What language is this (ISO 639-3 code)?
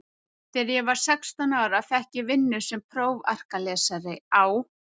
isl